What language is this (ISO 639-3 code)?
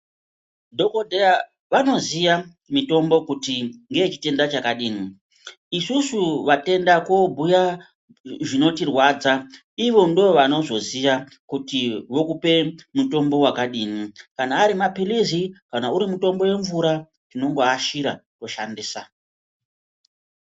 ndc